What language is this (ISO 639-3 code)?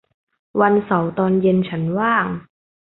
tha